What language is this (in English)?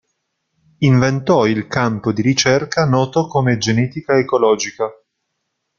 Italian